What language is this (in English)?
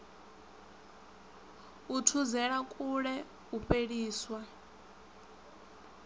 Venda